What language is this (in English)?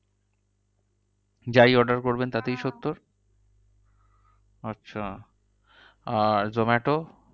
Bangla